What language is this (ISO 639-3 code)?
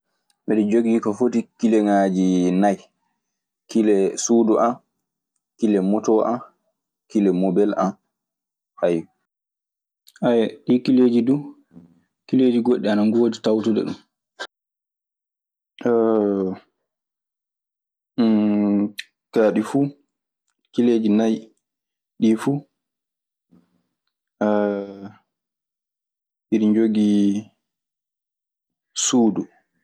ffm